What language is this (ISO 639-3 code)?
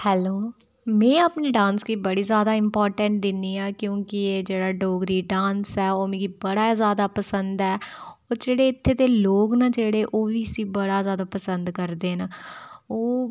doi